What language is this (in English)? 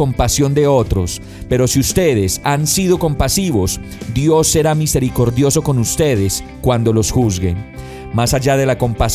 Spanish